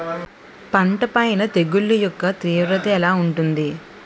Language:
Telugu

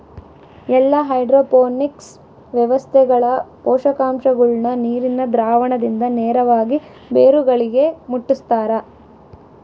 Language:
Kannada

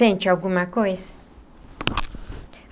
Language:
Portuguese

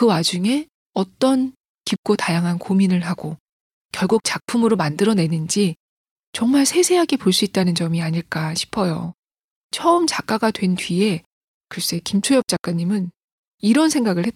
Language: Korean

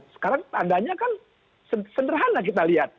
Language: Indonesian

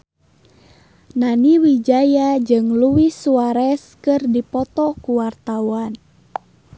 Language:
Sundanese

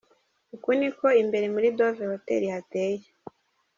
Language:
Kinyarwanda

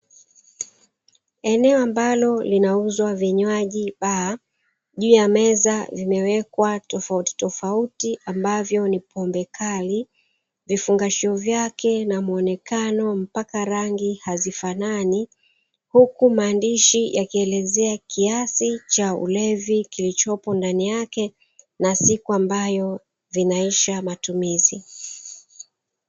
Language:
Swahili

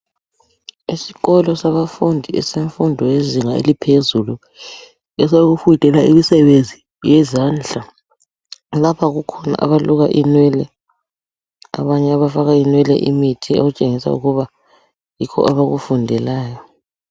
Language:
North Ndebele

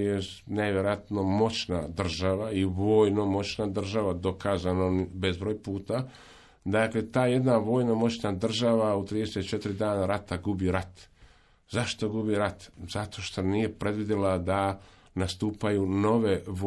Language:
Croatian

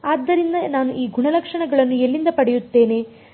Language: Kannada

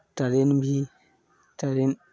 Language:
Maithili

